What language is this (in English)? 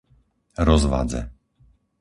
Slovak